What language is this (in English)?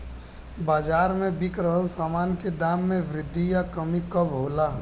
Bhojpuri